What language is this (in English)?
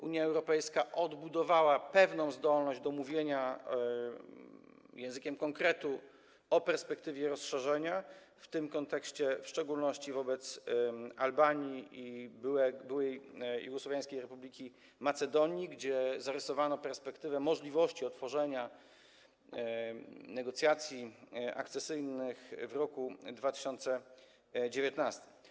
Polish